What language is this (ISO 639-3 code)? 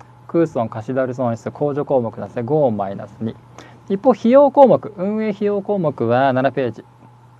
jpn